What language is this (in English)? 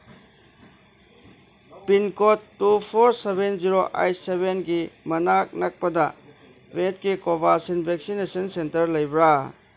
Manipuri